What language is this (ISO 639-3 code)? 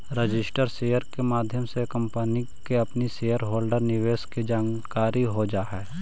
mag